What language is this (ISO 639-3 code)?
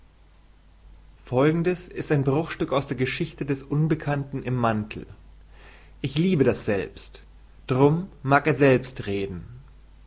deu